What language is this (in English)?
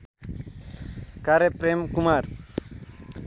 Nepali